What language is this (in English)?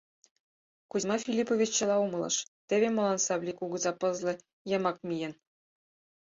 Mari